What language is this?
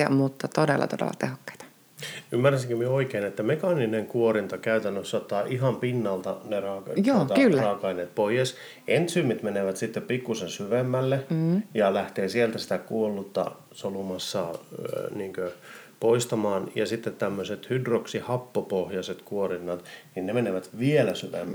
Finnish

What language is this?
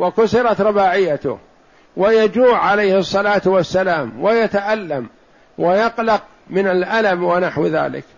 Arabic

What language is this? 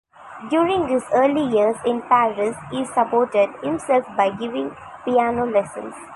English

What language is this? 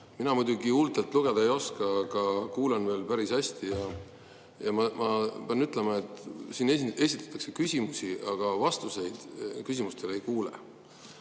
Estonian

